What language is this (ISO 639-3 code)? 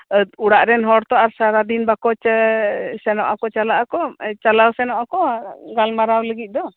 sat